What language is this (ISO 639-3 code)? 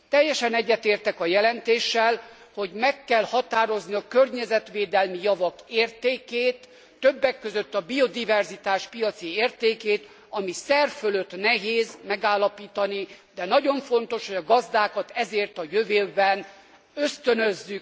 hun